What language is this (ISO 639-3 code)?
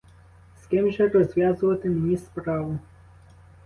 ukr